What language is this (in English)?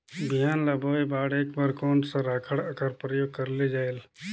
Chhattisgarhi